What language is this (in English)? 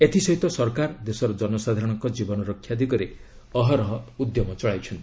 Odia